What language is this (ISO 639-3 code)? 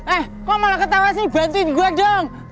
ind